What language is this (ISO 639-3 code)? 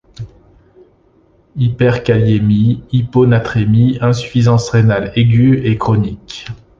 fra